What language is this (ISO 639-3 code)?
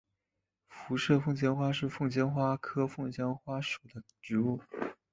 zho